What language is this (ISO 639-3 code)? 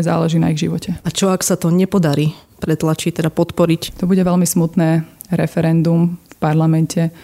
slk